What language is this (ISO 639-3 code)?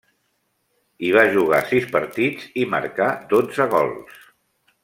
cat